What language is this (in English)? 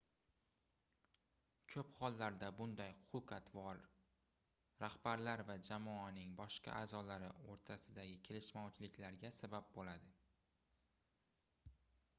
Uzbek